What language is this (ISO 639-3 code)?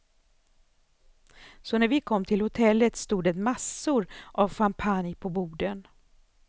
swe